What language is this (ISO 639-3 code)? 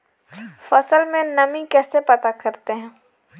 hin